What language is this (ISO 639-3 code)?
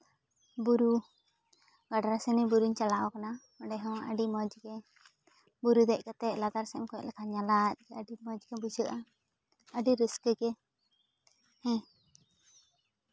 sat